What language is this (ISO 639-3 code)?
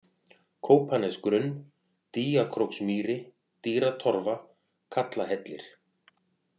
isl